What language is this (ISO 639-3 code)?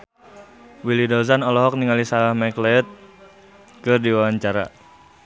sun